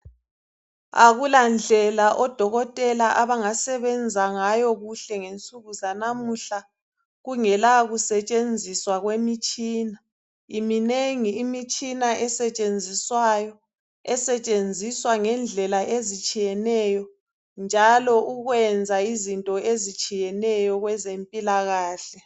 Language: North Ndebele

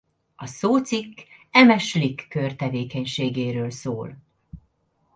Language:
Hungarian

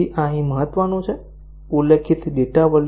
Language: Gujarati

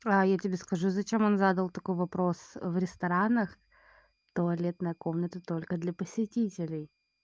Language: Russian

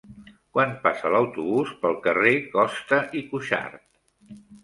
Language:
Catalan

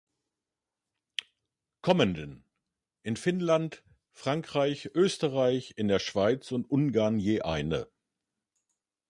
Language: German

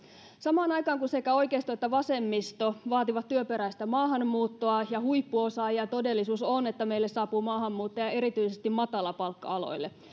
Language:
Finnish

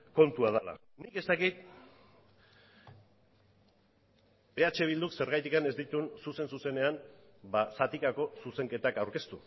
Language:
Basque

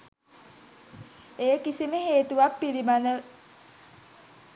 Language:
Sinhala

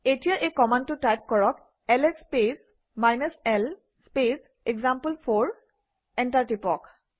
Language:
Assamese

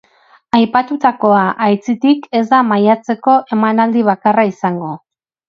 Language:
Basque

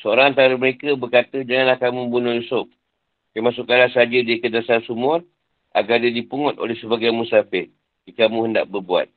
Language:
Malay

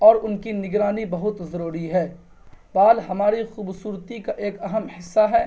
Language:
Urdu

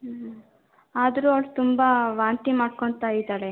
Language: Kannada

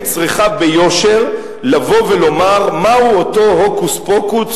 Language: Hebrew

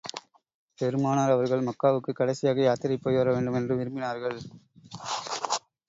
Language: Tamil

